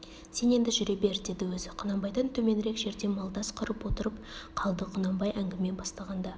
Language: Kazakh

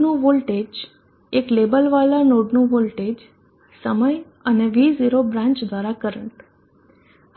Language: Gujarati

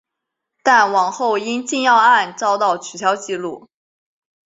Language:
Chinese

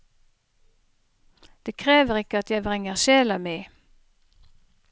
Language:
Norwegian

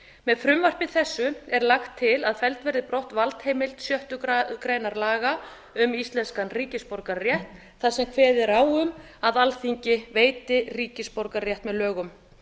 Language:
Icelandic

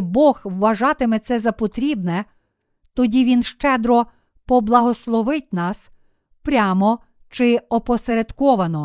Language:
Ukrainian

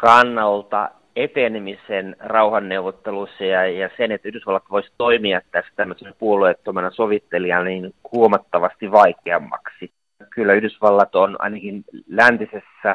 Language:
Finnish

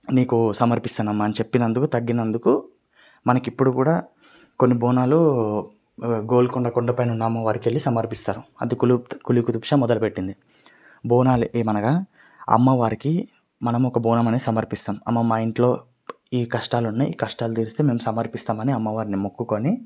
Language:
Telugu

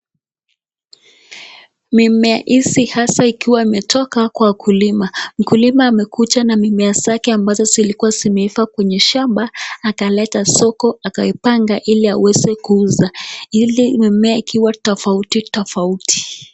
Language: Swahili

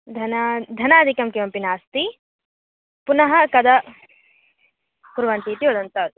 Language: Sanskrit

